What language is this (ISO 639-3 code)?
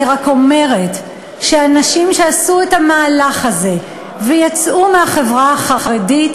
heb